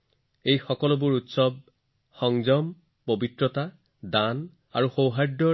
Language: Assamese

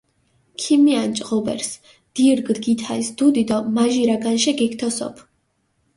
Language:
Mingrelian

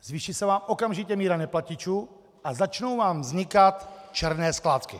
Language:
Czech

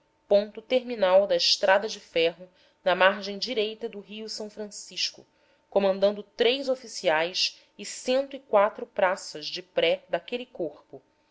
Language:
Portuguese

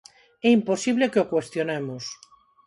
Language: Galician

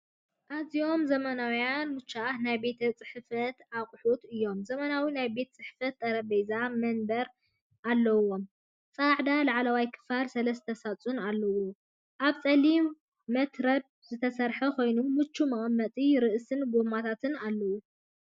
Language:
Tigrinya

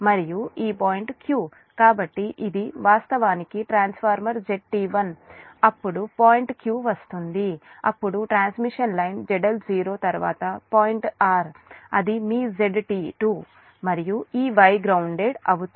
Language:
Telugu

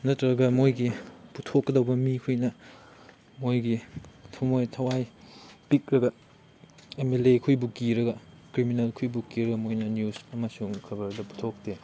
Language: Manipuri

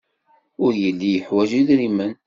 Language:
Kabyle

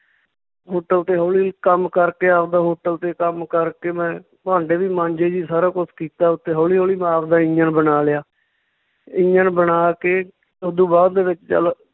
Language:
Punjabi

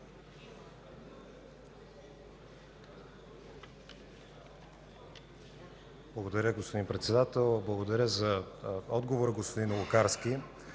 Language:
Bulgarian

